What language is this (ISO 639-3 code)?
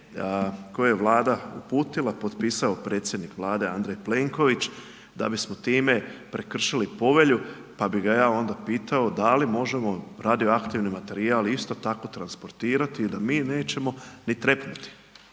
hrv